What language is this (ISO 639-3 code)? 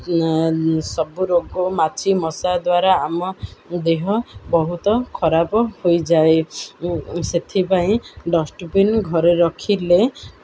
ori